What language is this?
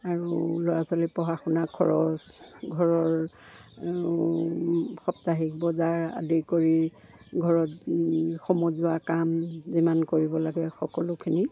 Assamese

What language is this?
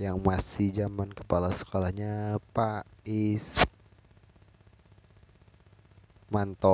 Indonesian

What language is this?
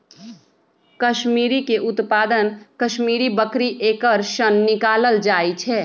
Magahi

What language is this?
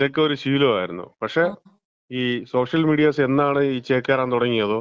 Malayalam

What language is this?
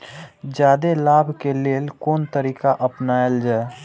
Maithili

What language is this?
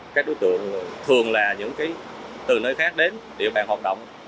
Vietnamese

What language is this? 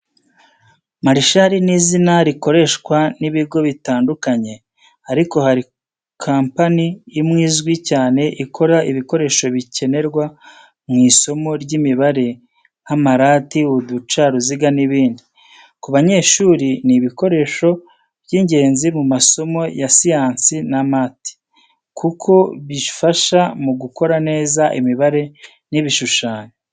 Kinyarwanda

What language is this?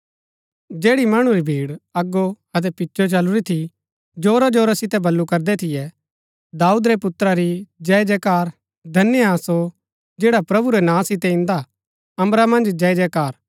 Gaddi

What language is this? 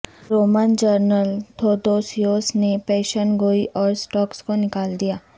Urdu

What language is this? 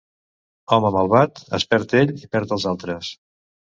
Catalan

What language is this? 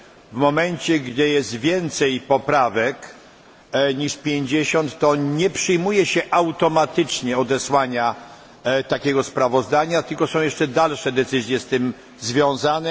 Polish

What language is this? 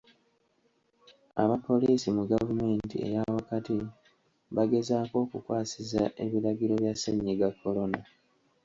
Ganda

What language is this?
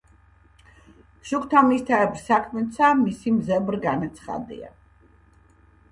Georgian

